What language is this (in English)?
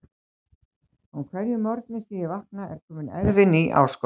Icelandic